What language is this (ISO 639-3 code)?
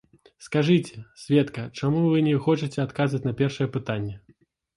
bel